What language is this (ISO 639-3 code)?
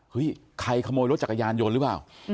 tha